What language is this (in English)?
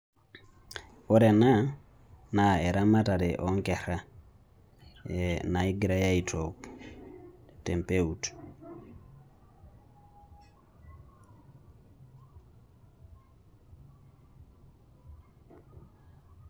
Masai